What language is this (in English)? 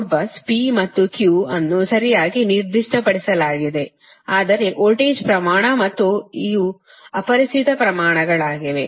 Kannada